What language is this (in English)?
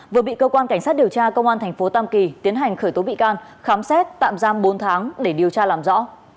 Vietnamese